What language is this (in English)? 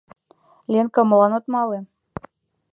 Mari